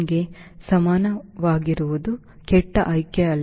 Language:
Kannada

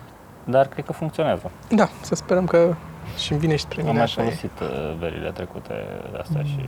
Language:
Romanian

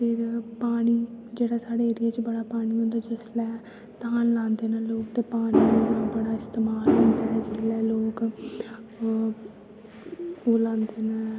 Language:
Dogri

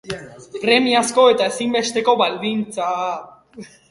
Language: Basque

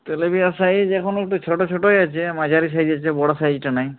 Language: Bangla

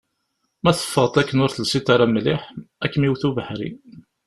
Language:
Kabyle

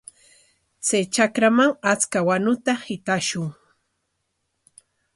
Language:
Corongo Ancash Quechua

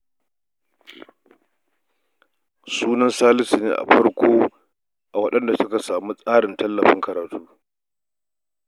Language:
Hausa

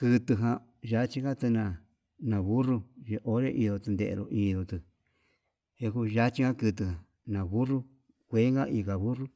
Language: Yutanduchi Mixtec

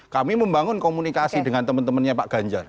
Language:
Indonesian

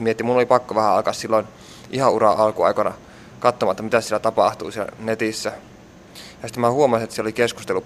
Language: Finnish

